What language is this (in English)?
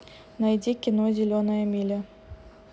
Russian